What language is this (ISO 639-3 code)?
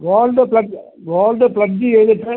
mal